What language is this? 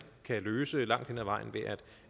Danish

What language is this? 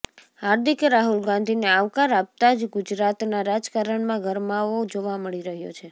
Gujarati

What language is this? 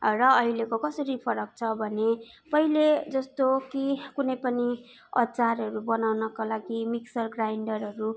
Nepali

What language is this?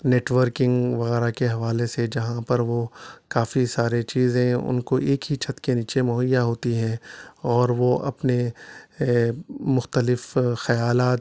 Urdu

